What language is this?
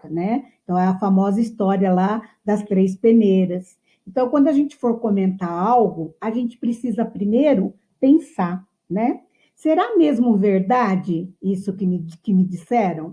Portuguese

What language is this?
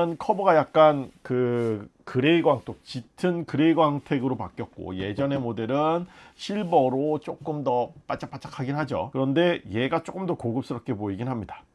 Korean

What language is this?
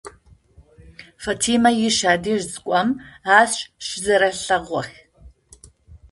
Adyghe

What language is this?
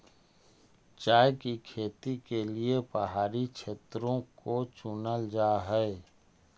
Magahi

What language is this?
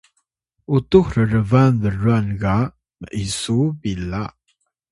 Atayal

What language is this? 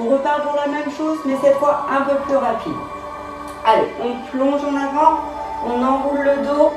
French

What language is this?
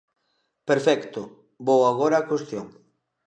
Galician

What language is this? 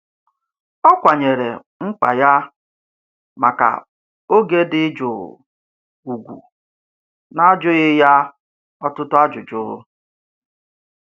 Igbo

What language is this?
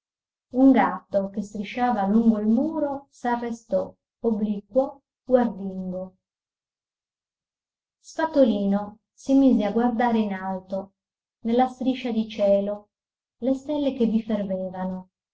Italian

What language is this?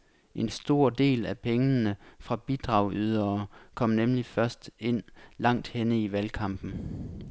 Danish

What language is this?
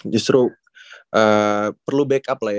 Indonesian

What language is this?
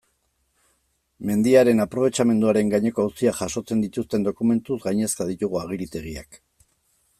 Basque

